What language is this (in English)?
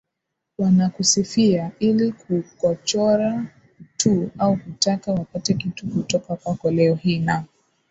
Swahili